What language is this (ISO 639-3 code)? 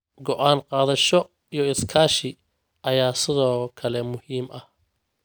som